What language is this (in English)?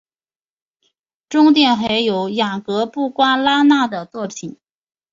Chinese